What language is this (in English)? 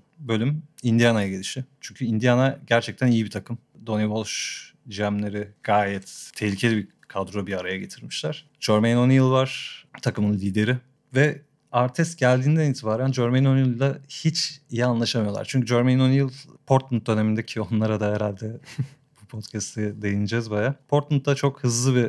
Turkish